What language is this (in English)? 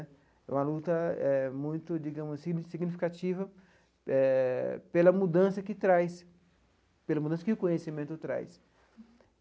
Portuguese